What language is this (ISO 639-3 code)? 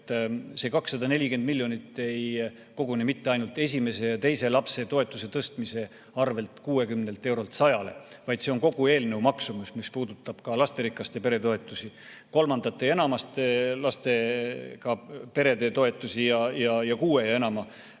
est